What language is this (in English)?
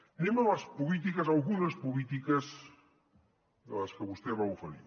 Catalan